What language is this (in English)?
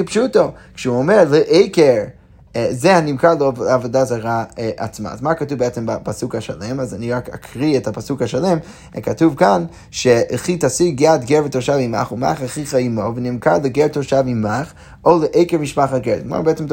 Hebrew